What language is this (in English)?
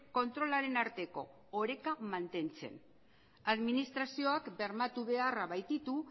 Basque